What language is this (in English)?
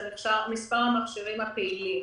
Hebrew